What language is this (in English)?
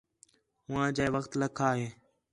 Khetrani